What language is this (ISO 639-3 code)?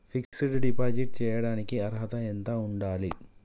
tel